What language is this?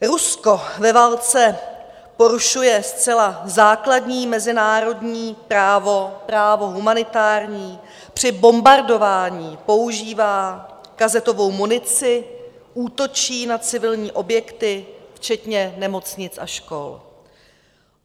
Czech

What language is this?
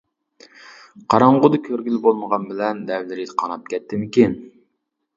Uyghur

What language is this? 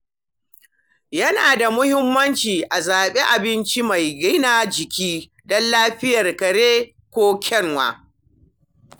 Hausa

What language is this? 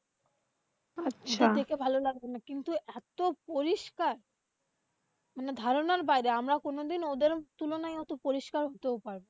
Bangla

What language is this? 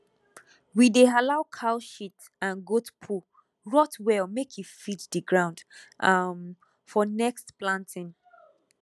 Nigerian Pidgin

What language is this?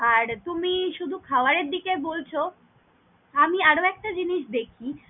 Bangla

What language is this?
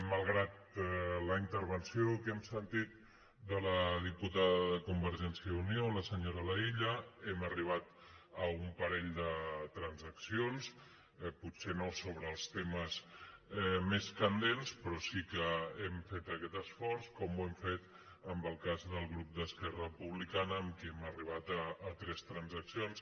Catalan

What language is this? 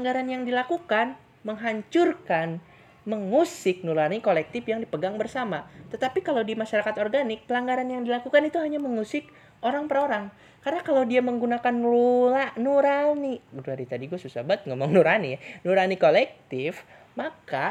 Indonesian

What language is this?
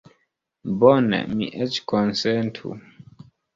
Esperanto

